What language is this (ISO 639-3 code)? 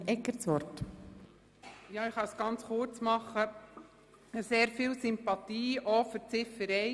gsw